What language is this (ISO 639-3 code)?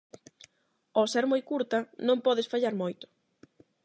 glg